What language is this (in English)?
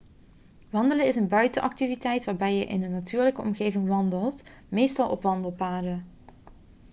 Dutch